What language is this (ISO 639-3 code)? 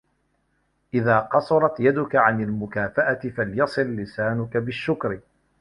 ara